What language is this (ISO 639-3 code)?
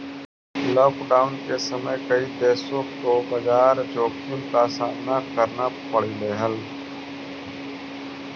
mag